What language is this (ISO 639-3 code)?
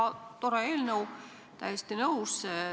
est